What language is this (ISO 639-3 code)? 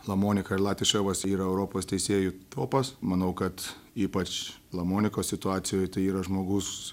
lit